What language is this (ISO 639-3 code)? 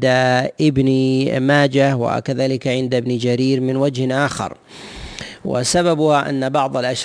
ara